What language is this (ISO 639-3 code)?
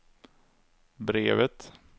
swe